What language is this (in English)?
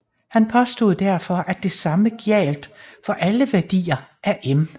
Danish